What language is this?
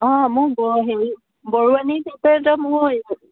Assamese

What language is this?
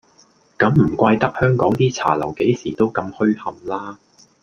Cantonese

